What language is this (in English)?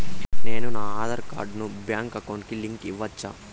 Telugu